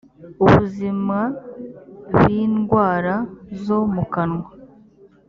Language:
Kinyarwanda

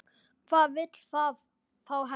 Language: Icelandic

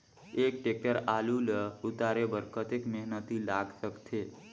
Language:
Chhattisgarhi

